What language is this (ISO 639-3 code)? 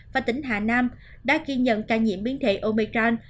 vie